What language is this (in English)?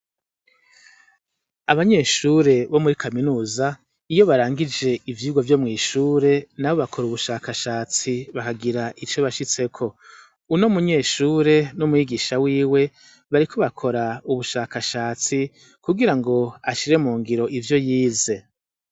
Rundi